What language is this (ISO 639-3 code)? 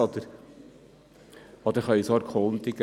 gsw